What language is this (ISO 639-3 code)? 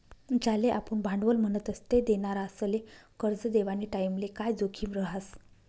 mar